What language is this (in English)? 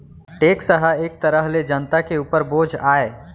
Chhattisgarhi